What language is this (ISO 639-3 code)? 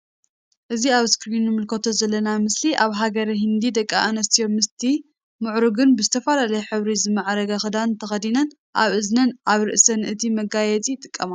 tir